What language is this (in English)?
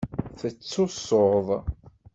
Kabyle